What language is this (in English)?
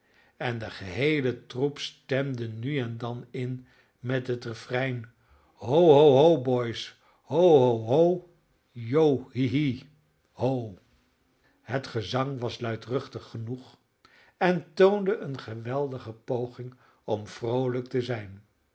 Dutch